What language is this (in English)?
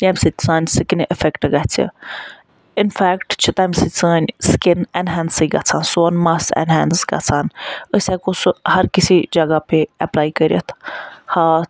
Kashmiri